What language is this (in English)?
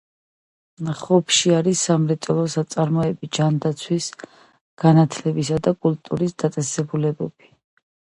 Georgian